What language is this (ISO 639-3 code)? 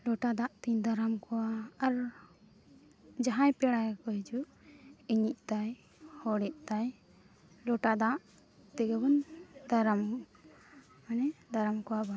sat